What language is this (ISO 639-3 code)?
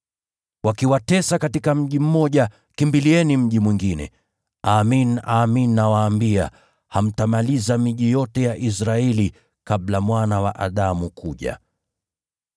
swa